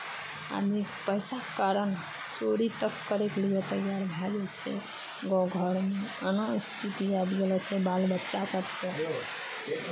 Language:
Maithili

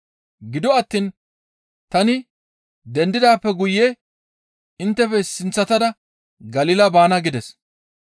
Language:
Gamo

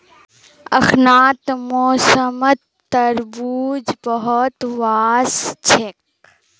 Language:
Magahi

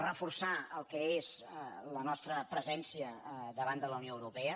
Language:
Catalan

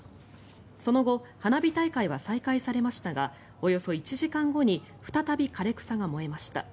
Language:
Japanese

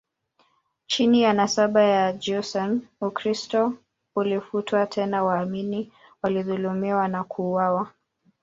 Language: Swahili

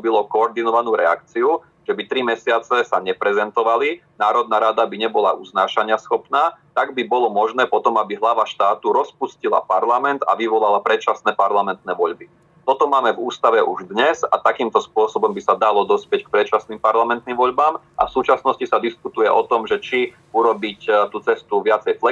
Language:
Slovak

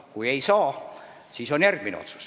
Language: Estonian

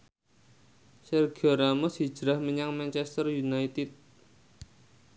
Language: Javanese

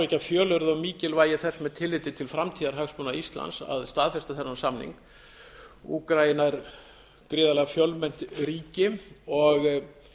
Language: Icelandic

